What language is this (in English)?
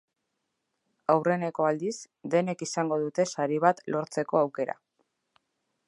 Basque